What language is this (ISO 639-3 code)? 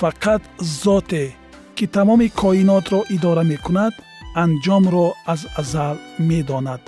fas